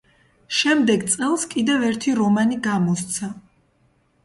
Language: Georgian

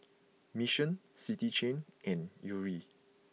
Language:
English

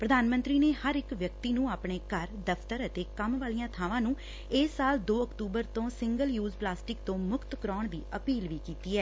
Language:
Punjabi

